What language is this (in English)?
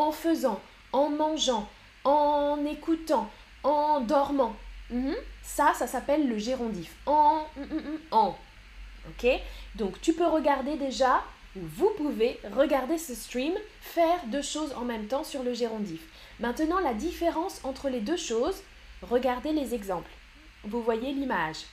French